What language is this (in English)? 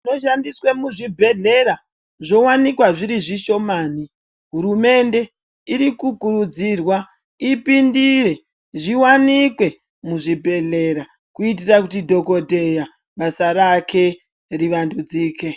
Ndau